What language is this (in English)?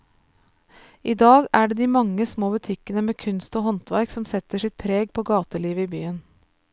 Norwegian